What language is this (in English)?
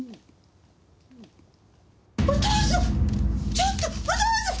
Japanese